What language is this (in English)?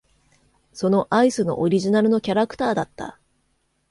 Japanese